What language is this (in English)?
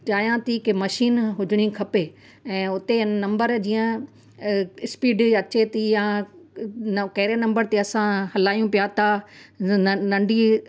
Sindhi